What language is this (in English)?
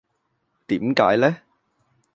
Cantonese